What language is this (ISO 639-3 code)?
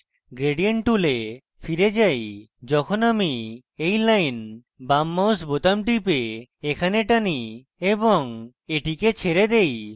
ben